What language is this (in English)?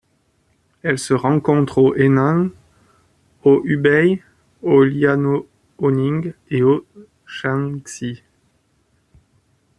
French